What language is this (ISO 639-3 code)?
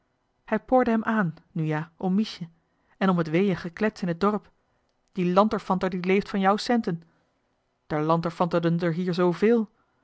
nld